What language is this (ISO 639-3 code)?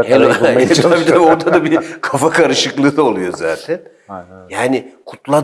tur